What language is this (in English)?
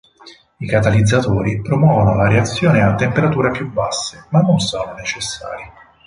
Italian